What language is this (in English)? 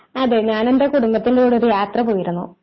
Malayalam